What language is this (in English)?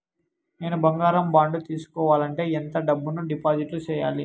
Telugu